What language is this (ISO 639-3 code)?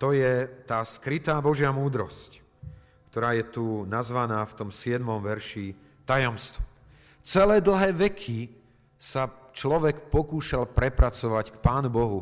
slk